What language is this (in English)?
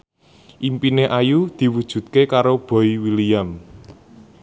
Javanese